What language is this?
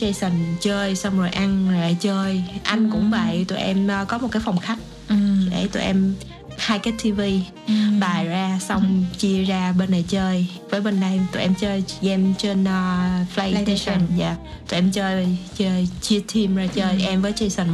Vietnamese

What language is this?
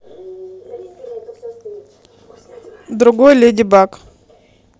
Russian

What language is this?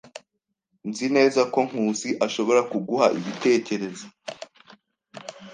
Kinyarwanda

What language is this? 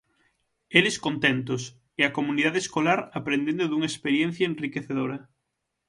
Galician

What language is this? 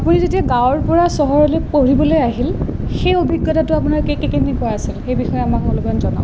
Assamese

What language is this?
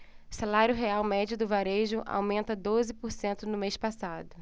Portuguese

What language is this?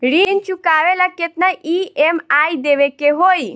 Bhojpuri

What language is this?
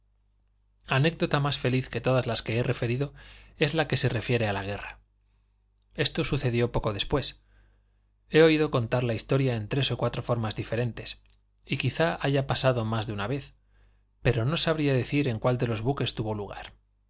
Spanish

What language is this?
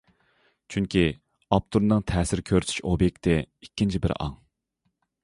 Uyghur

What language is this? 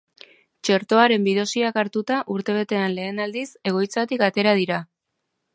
Basque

